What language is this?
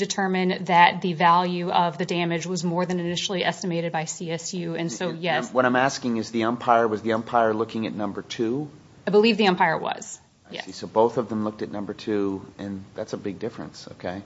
English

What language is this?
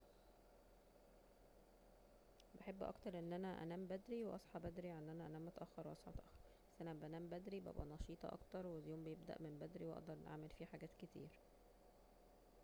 Egyptian Arabic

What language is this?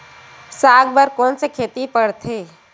Chhattisgarhi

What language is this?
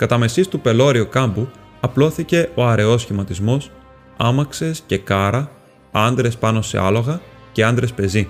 Greek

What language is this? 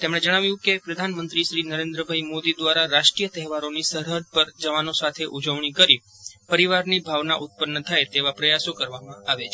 Gujarati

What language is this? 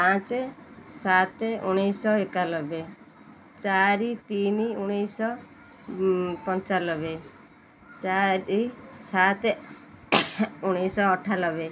Odia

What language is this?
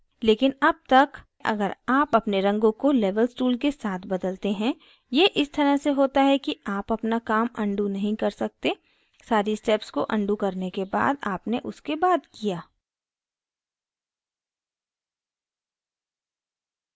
Hindi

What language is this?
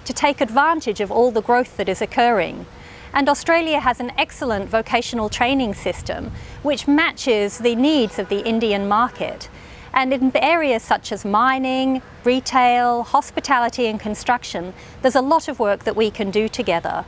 English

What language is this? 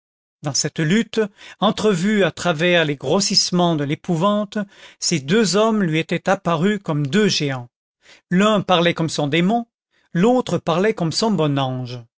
French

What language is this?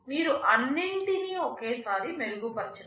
Telugu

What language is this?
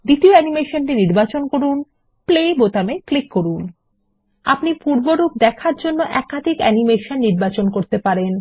Bangla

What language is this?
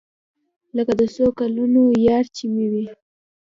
Pashto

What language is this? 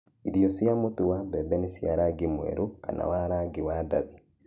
Kikuyu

